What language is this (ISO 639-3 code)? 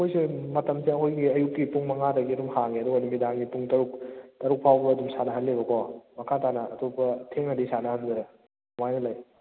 mni